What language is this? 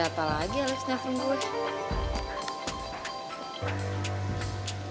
Indonesian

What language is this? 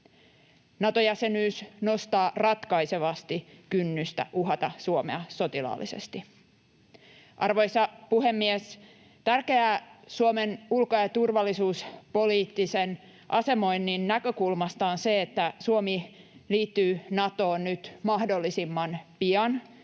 Finnish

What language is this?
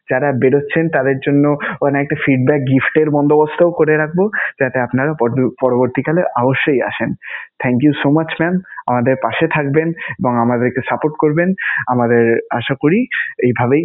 Bangla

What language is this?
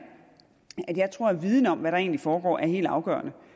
Danish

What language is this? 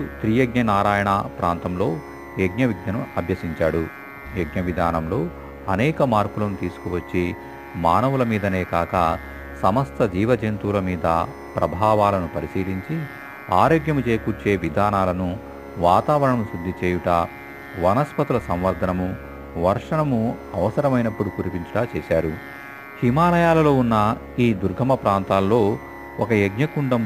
Telugu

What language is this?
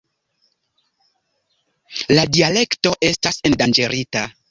Esperanto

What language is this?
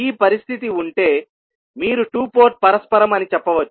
Telugu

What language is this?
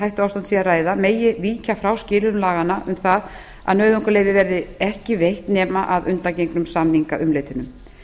Icelandic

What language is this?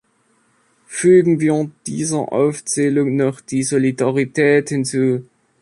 German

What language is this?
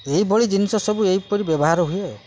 Odia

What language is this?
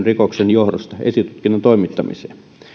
Finnish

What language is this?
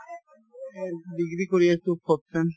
Assamese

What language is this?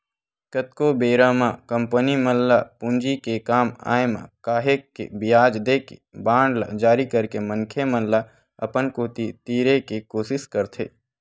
Chhattisgarhi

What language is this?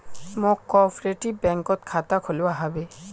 Magahi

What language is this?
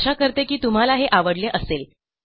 Marathi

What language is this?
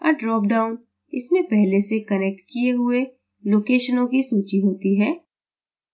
Hindi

